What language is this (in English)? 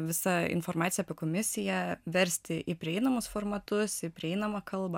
Lithuanian